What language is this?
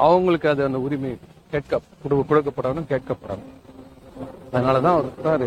Tamil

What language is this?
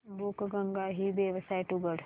Marathi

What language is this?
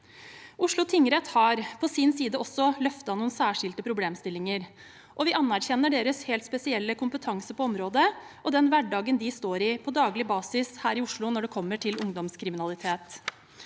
Norwegian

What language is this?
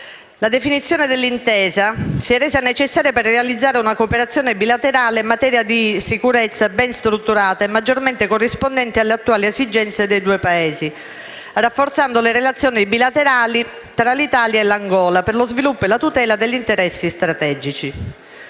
Italian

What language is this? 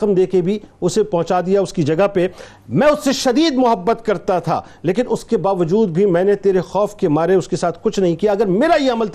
Urdu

